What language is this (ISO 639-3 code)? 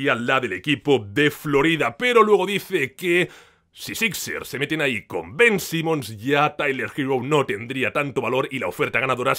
spa